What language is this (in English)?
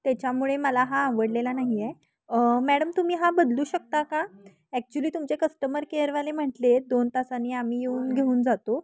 Marathi